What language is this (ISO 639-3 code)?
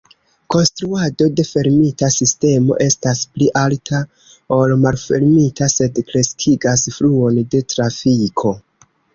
epo